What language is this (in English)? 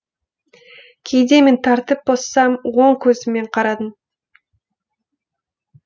Kazakh